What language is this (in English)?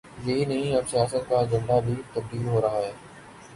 Urdu